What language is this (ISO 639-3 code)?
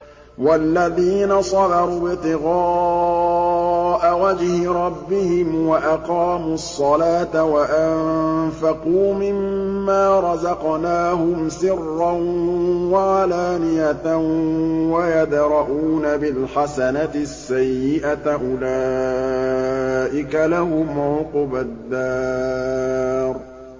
ara